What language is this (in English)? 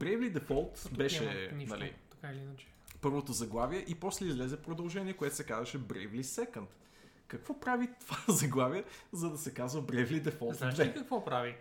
Bulgarian